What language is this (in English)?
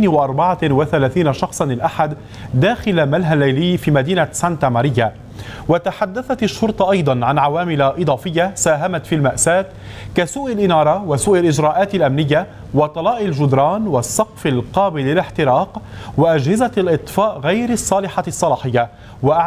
Arabic